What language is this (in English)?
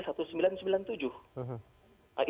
Indonesian